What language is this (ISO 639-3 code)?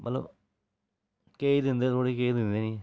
doi